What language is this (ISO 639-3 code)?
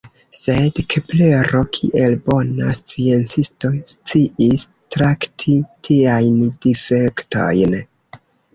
epo